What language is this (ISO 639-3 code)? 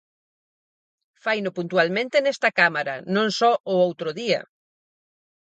glg